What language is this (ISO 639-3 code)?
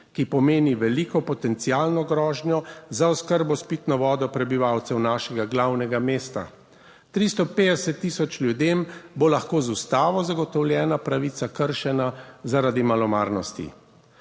slv